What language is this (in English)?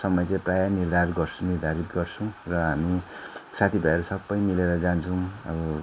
Nepali